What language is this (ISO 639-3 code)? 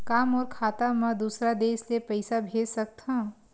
hne